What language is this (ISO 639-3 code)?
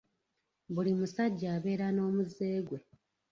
lug